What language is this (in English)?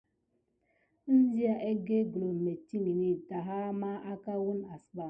Gidar